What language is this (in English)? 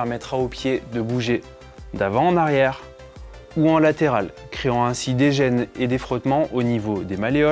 French